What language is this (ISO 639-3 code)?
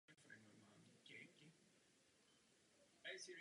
ces